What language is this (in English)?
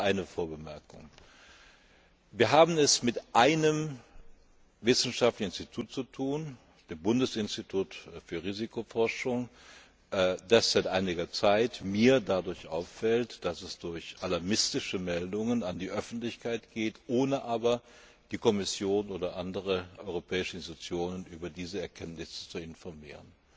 German